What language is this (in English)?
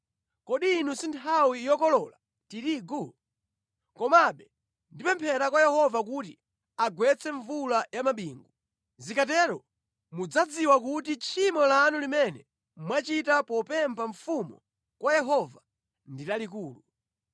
Nyanja